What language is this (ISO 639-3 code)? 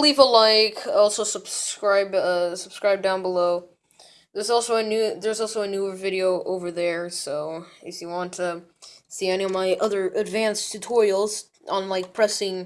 eng